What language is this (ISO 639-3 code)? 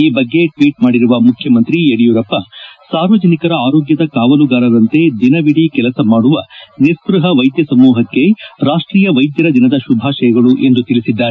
kan